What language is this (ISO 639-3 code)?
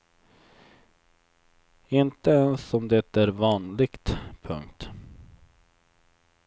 swe